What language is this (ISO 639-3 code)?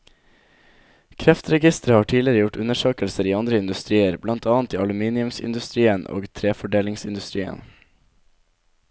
nor